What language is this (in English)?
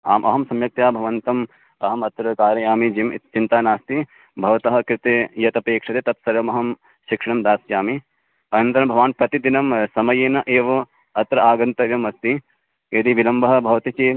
Sanskrit